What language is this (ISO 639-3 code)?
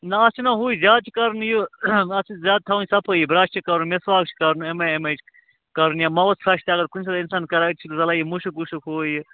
kas